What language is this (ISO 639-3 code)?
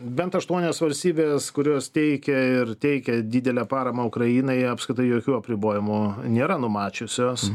lit